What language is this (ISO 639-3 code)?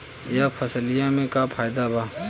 bho